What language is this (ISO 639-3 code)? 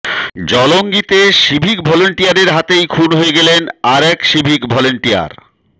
ben